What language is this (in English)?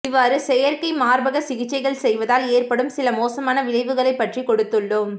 Tamil